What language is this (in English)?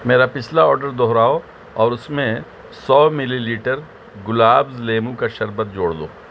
Urdu